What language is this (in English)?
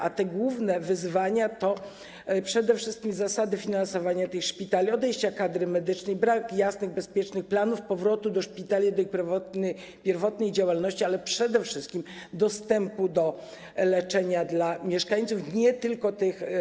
Polish